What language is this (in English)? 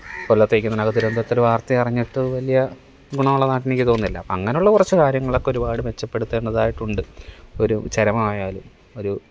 Malayalam